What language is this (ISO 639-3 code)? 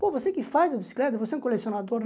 por